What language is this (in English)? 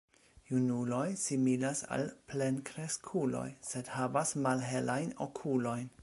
Esperanto